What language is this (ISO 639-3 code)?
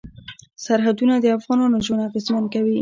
pus